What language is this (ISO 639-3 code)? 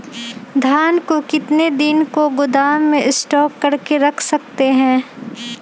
mag